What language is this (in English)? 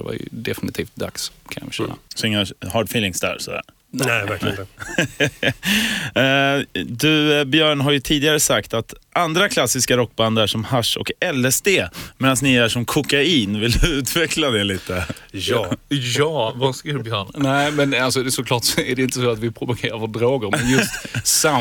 Swedish